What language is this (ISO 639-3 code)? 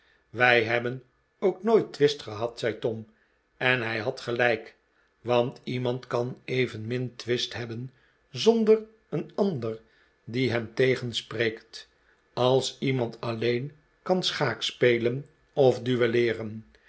nld